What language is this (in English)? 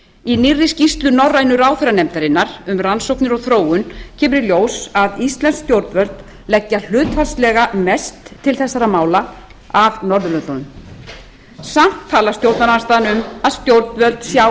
Icelandic